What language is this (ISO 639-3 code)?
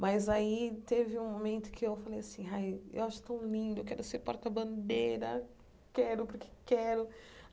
por